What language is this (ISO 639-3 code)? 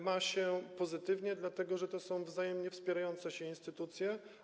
pol